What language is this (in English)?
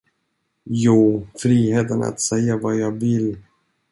Swedish